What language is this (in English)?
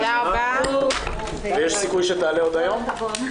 Hebrew